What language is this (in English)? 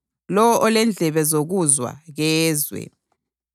North Ndebele